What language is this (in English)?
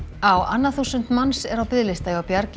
Icelandic